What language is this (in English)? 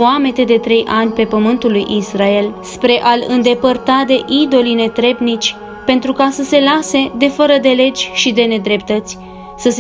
Romanian